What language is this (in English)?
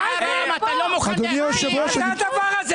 Hebrew